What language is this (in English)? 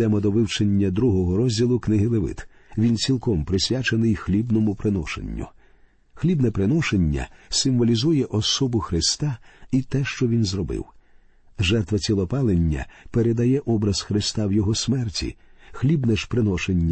Ukrainian